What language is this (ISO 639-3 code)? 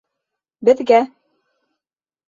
bak